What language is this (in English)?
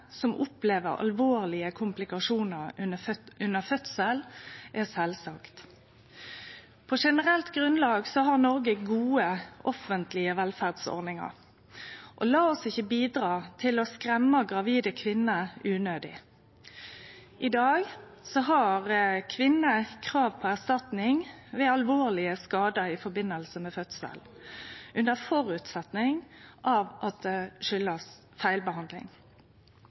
Norwegian Nynorsk